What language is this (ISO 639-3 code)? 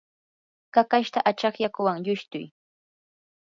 qur